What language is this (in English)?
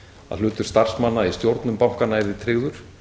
Icelandic